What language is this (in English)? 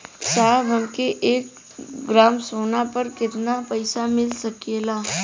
Bhojpuri